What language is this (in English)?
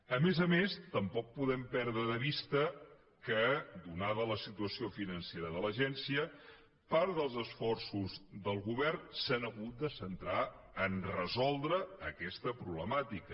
Catalan